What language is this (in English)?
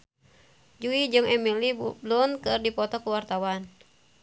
Sundanese